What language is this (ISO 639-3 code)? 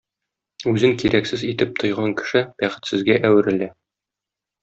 tat